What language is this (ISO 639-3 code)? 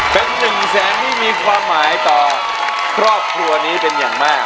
tha